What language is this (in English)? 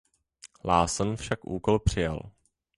Czech